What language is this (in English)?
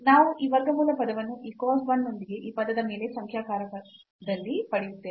Kannada